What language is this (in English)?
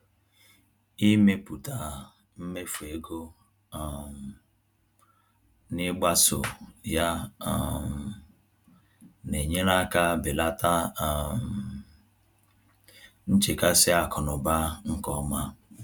Igbo